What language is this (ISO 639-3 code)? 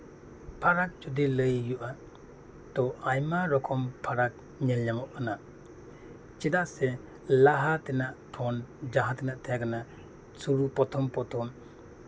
sat